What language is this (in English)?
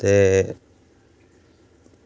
Dogri